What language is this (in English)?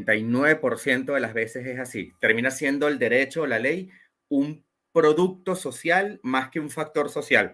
Spanish